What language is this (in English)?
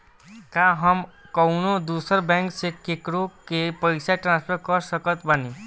Bhojpuri